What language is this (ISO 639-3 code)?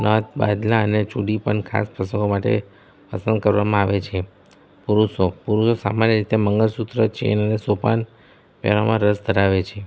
guj